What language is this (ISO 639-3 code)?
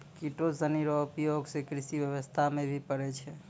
mai